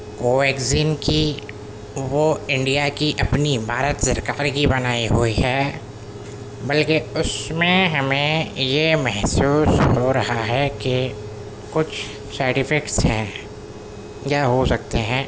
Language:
Urdu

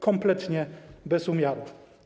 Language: Polish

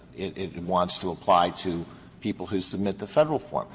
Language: English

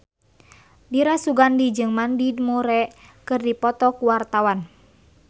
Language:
Sundanese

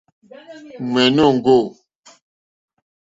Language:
Mokpwe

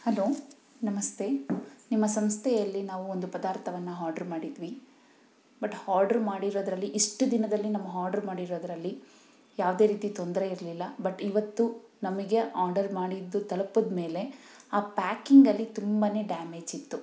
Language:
Kannada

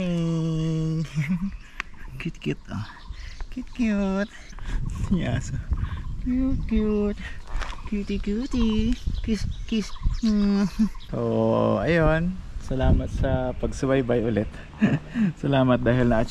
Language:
Filipino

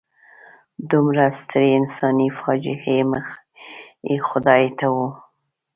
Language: Pashto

